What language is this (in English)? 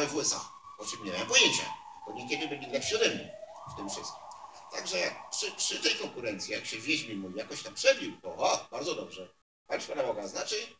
Polish